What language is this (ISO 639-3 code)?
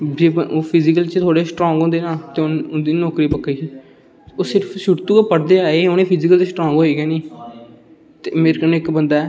doi